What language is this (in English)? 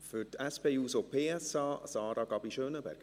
Swiss German